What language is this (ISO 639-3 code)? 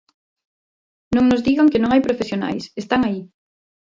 glg